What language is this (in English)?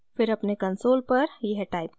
Hindi